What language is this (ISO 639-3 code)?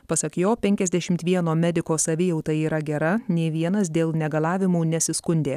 lit